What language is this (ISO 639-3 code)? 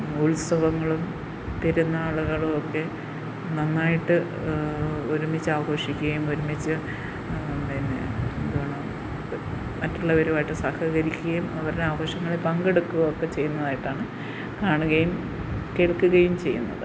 mal